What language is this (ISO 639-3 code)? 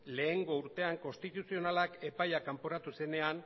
eus